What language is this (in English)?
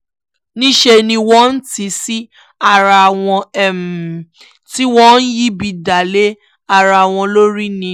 Yoruba